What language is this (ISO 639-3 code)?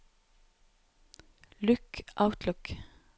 nor